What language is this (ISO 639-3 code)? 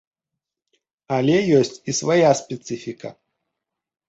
bel